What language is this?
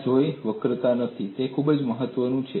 Gujarati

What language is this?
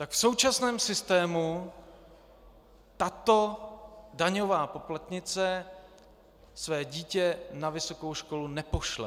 Czech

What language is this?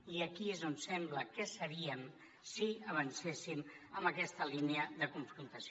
Catalan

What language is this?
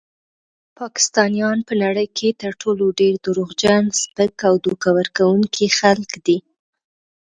Pashto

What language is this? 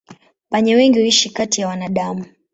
Swahili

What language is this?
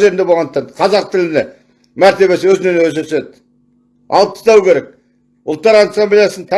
Turkish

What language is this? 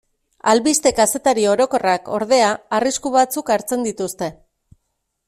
Basque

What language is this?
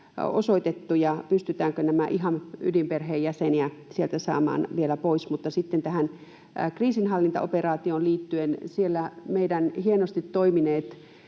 Finnish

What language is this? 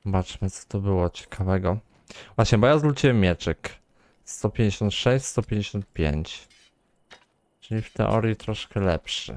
Polish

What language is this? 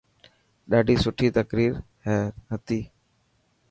Dhatki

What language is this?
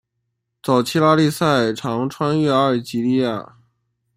Chinese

